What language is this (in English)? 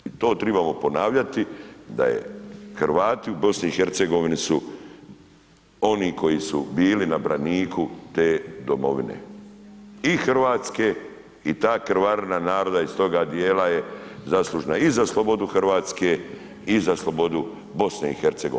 Croatian